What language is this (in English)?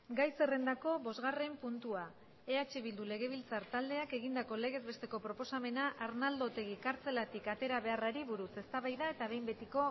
Basque